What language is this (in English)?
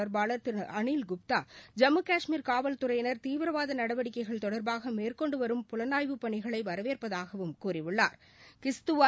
Tamil